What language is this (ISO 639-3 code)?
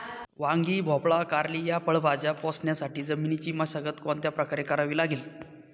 mar